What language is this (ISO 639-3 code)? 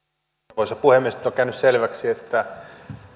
fin